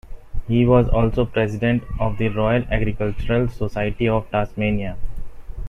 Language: English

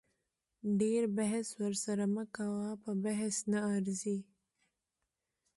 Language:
Pashto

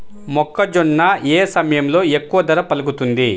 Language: Telugu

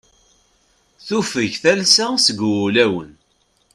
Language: Kabyle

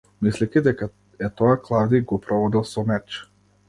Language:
Macedonian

